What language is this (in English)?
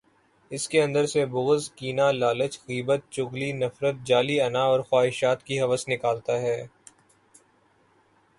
Urdu